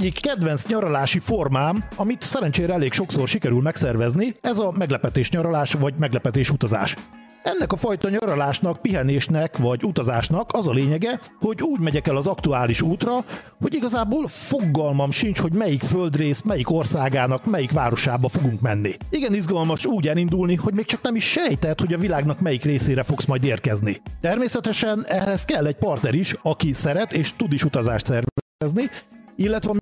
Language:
Hungarian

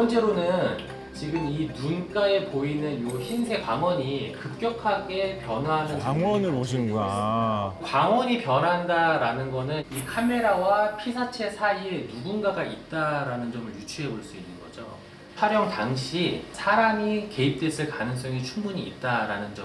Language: Korean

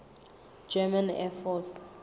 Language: Southern Sotho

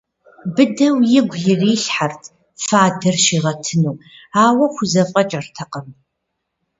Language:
Kabardian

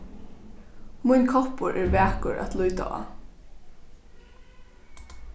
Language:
Faroese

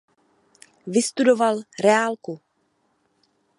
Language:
Czech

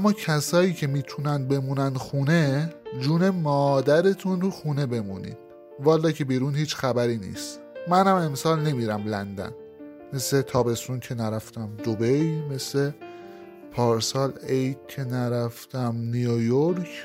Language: Persian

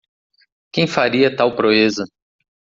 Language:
Portuguese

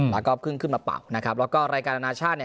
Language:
Thai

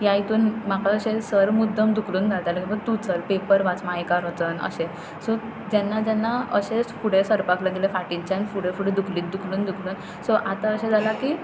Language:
Konkani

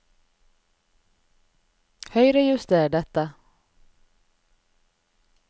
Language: Norwegian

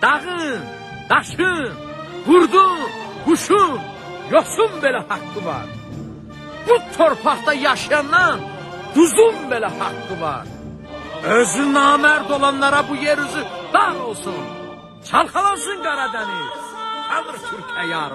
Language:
Turkish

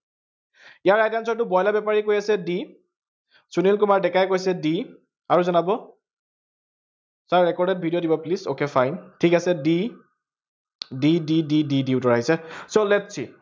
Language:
Assamese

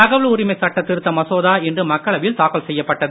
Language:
Tamil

